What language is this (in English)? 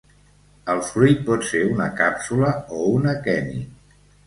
Catalan